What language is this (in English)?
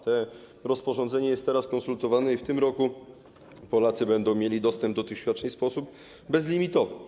Polish